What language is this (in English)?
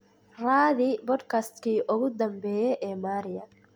Somali